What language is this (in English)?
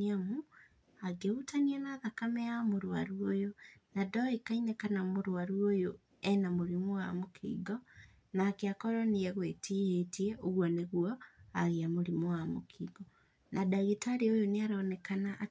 Kikuyu